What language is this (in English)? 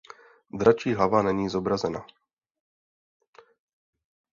Czech